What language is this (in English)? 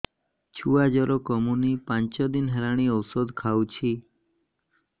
Odia